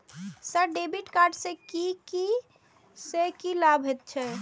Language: Maithili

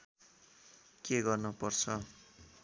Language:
Nepali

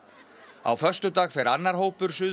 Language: Icelandic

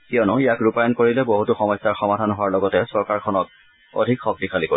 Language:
Assamese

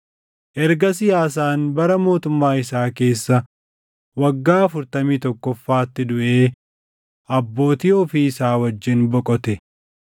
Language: Oromo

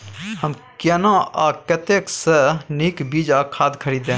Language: Maithili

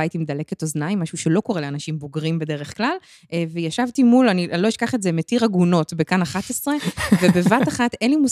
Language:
Hebrew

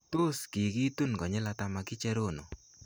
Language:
Kalenjin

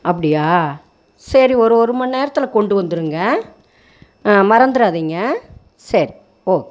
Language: Tamil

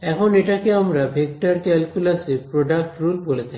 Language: Bangla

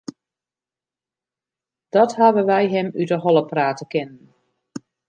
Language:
Western Frisian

